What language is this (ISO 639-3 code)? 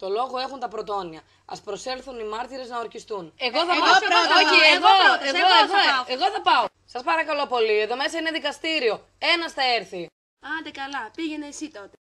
ell